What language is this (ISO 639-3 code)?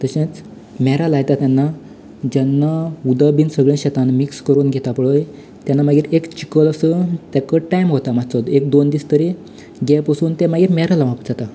kok